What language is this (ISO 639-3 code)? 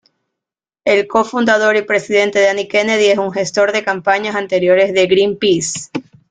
spa